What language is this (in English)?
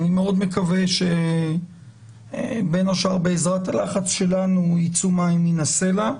Hebrew